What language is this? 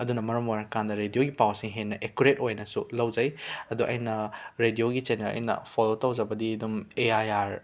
Manipuri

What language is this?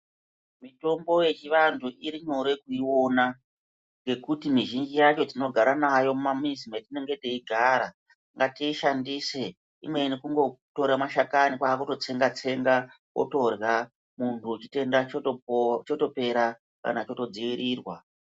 Ndau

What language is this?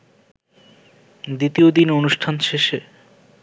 Bangla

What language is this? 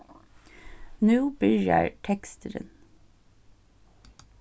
Faroese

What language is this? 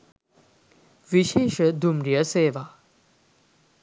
Sinhala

